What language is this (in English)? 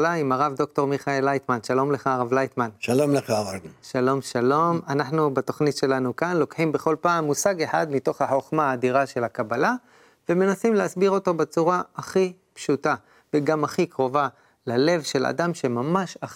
Hebrew